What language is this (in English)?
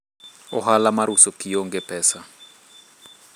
Luo (Kenya and Tanzania)